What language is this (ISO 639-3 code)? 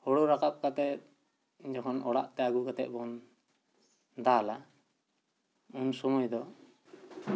sat